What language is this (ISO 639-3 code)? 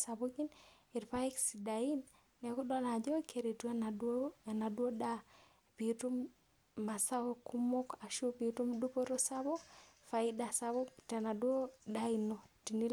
mas